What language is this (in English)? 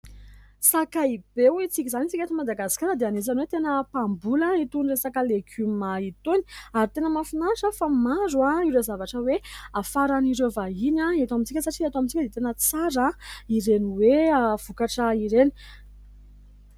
Malagasy